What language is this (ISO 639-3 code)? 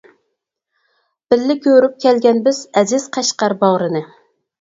uig